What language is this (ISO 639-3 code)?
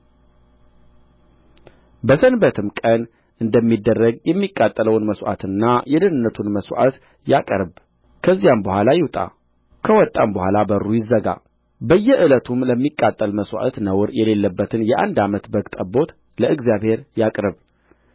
amh